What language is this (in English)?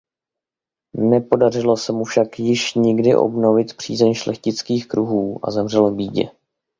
Czech